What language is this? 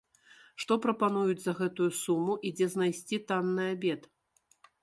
Belarusian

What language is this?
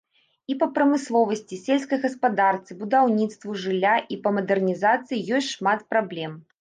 Belarusian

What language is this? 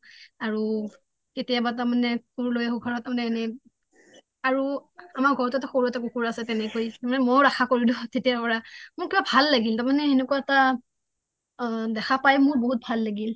Assamese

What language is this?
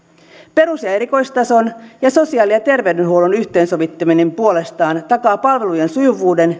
Finnish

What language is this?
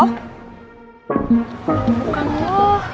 Indonesian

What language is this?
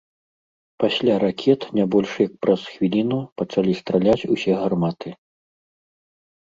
Belarusian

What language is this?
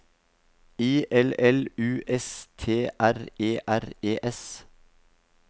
Norwegian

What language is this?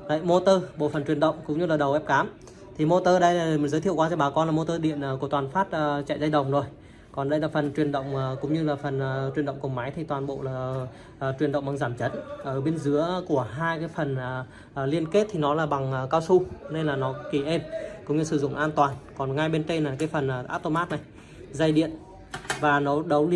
Vietnamese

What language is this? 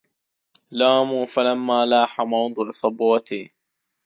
Arabic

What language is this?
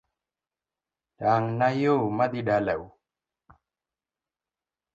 Luo (Kenya and Tanzania)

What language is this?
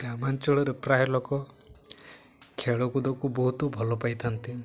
Odia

